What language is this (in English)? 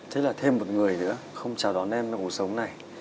Vietnamese